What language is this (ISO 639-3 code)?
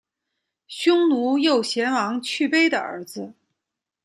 zho